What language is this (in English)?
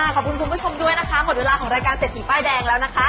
Thai